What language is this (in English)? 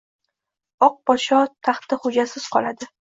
Uzbek